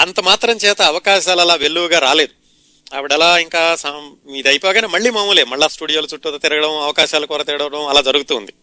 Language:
Telugu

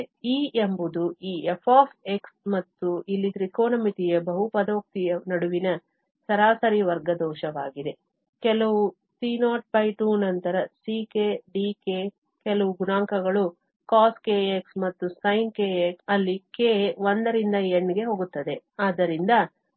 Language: Kannada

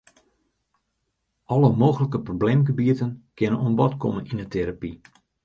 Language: Western Frisian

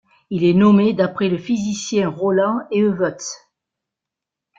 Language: French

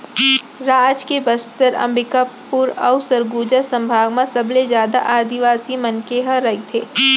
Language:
Chhattisgarhi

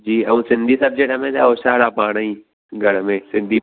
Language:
Sindhi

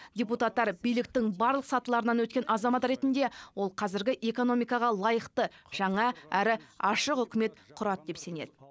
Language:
Kazakh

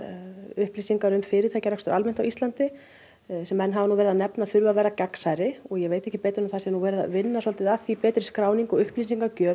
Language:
Icelandic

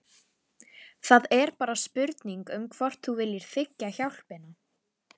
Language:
Icelandic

